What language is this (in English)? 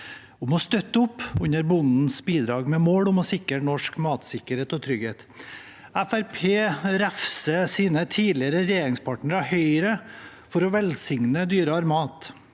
Norwegian